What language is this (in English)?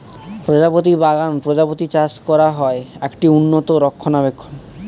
Bangla